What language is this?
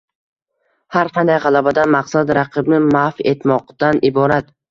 Uzbek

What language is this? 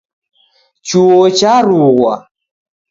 Taita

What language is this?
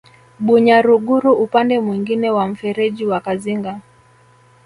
Swahili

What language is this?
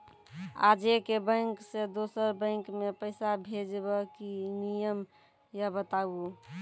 Maithili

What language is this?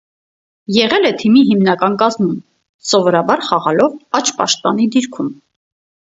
Armenian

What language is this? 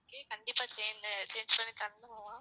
Tamil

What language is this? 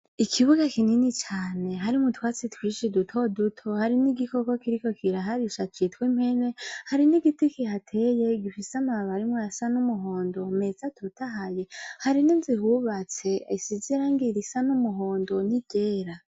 Rundi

